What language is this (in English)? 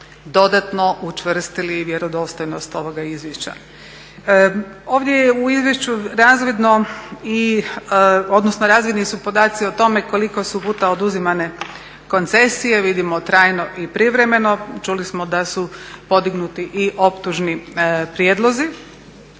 Croatian